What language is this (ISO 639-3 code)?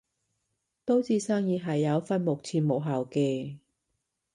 yue